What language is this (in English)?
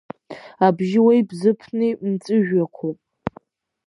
Abkhazian